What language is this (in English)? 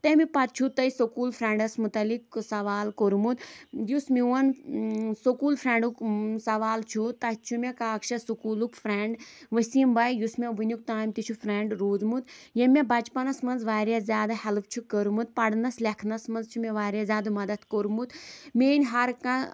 Kashmiri